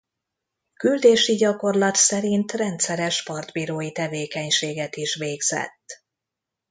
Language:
Hungarian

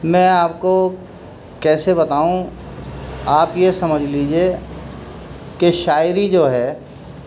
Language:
Urdu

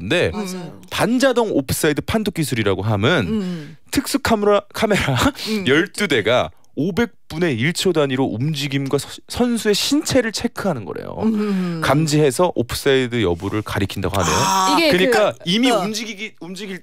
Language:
Korean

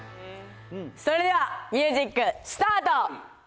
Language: Japanese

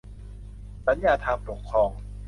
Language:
Thai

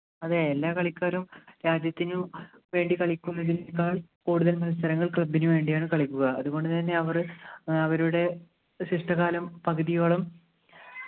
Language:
Malayalam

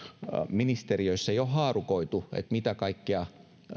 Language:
Finnish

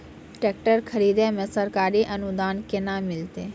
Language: Maithili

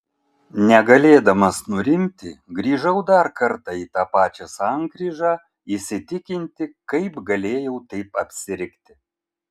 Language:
Lithuanian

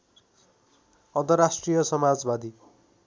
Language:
Nepali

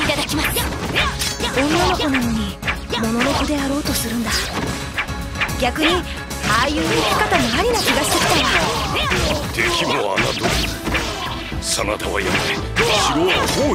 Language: Japanese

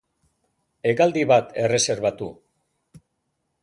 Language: Basque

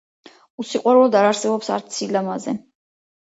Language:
Georgian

